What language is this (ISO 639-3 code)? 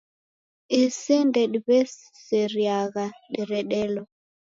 dav